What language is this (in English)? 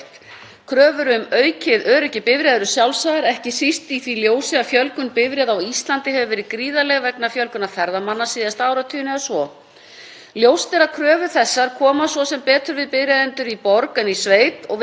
Icelandic